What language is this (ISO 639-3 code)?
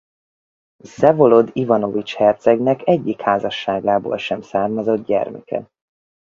hun